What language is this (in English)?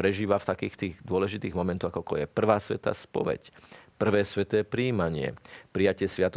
Slovak